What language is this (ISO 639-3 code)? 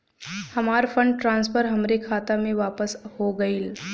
bho